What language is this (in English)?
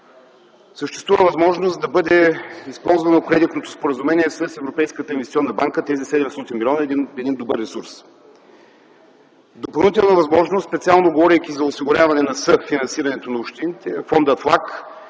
Bulgarian